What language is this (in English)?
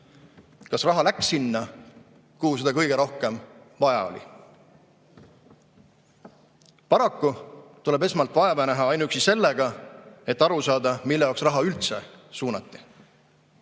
Estonian